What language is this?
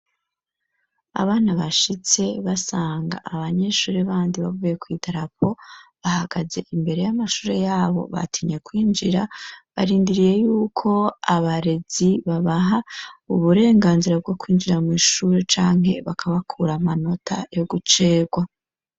Rundi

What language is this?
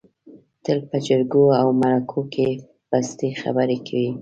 Pashto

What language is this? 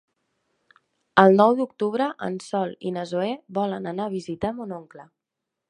Catalan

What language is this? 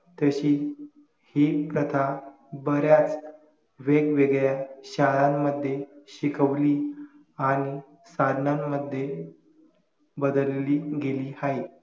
Marathi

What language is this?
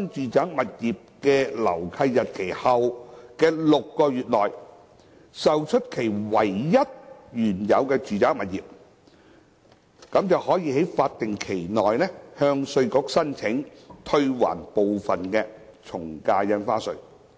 Cantonese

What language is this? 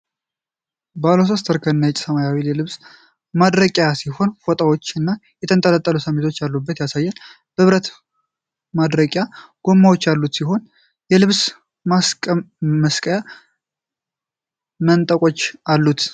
Amharic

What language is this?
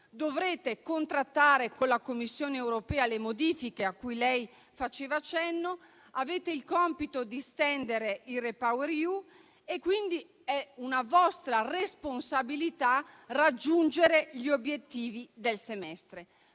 Italian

